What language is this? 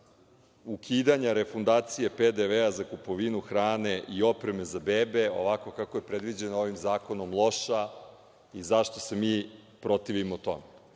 Serbian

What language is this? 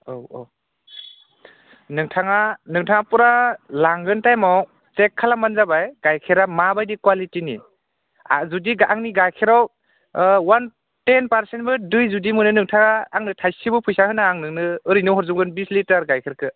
Bodo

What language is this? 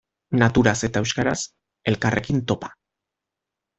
Basque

